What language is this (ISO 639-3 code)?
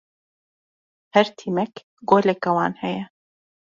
kur